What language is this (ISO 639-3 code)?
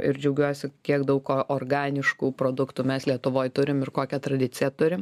lit